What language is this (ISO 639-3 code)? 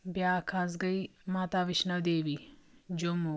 kas